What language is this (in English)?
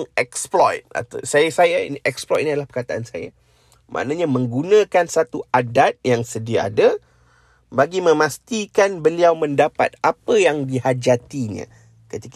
Malay